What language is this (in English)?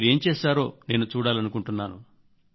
Telugu